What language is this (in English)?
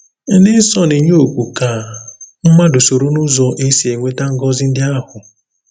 Igbo